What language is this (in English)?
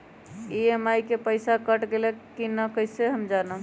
Magahi